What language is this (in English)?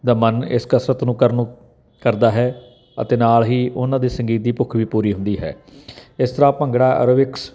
Punjabi